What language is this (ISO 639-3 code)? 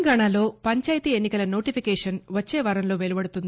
tel